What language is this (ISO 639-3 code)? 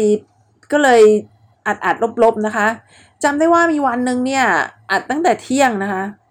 tha